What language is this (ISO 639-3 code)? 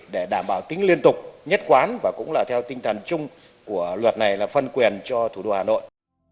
vie